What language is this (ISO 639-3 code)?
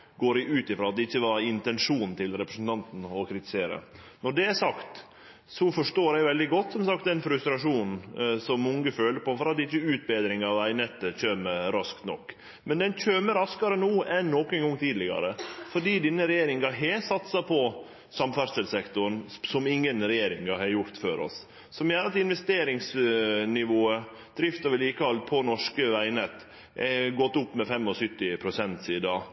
nno